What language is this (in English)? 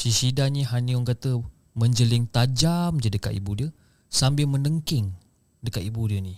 Malay